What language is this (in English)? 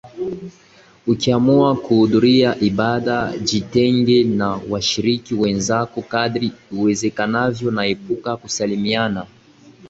Swahili